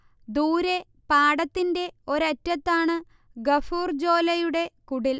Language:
Malayalam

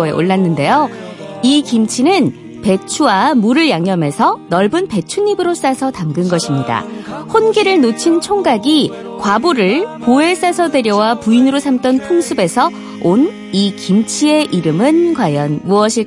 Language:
Korean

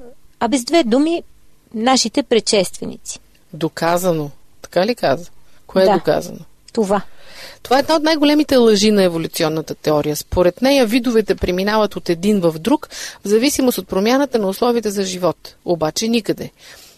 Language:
Bulgarian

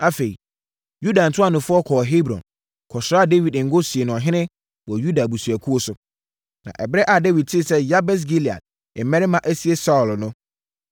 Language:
Akan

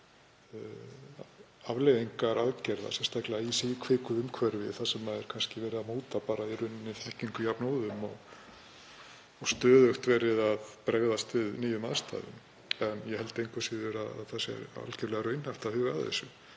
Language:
Icelandic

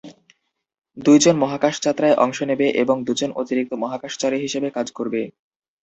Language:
Bangla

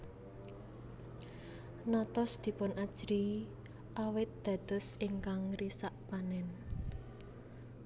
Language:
Javanese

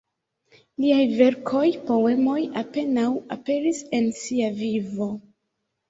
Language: Esperanto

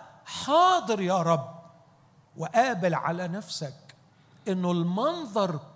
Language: Arabic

